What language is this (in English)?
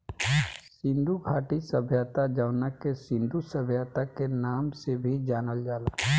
Bhojpuri